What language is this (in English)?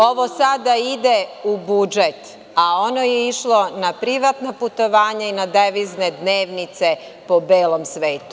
Serbian